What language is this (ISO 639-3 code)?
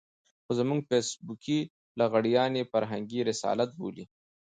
pus